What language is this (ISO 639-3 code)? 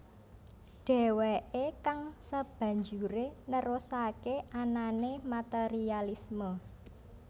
jav